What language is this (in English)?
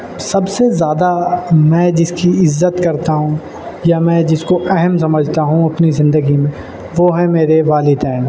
Urdu